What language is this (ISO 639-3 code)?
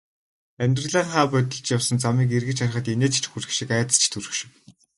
mon